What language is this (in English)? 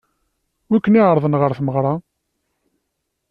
Kabyle